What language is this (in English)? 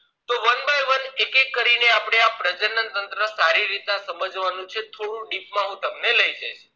Gujarati